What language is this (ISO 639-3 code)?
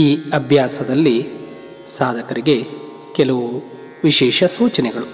kan